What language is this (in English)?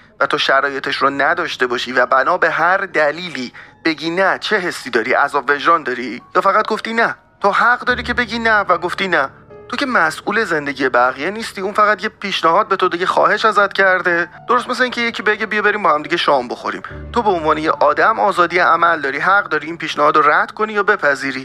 Persian